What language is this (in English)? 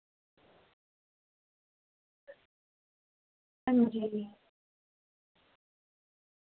Dogri